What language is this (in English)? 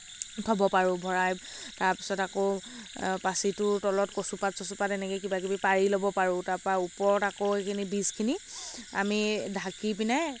Assamese